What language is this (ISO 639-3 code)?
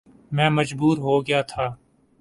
urd